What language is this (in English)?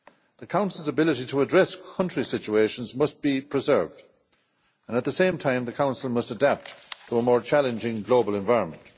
English